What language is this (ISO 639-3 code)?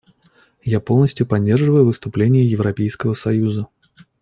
rus